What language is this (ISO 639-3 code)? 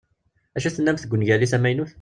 kab